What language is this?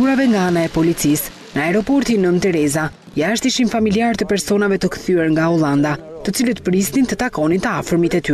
Romanian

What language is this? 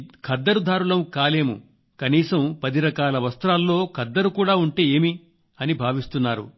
Telugu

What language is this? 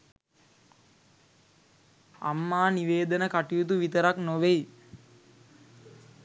Sinhala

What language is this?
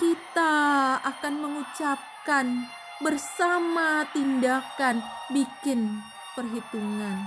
Indonesian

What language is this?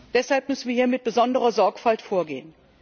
German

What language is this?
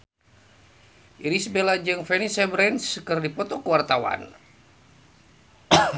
Sundanese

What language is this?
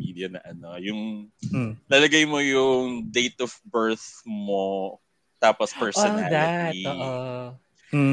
Filipino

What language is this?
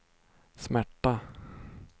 Swedish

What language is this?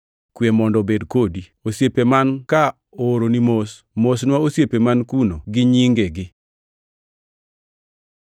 Luo (Kenya and Tanzania)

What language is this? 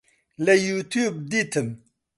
Central Kurdish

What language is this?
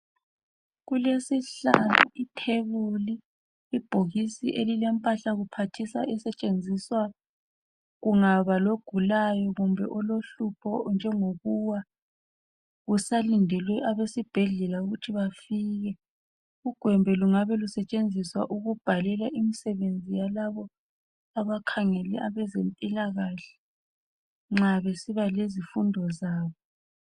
North Ndebele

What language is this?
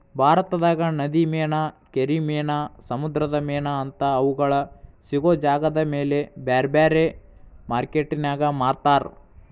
Kannada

